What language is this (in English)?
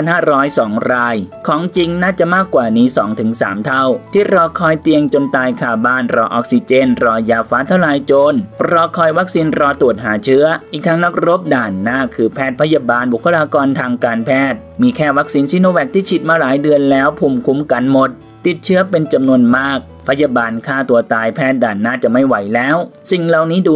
Thai